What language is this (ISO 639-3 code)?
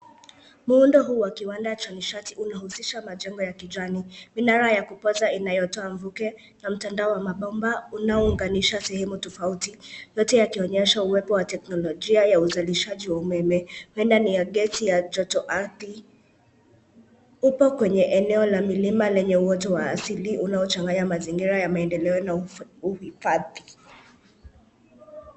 swa